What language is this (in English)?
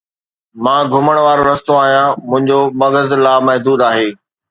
Sindhi